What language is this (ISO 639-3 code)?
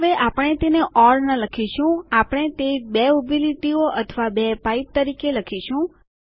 guj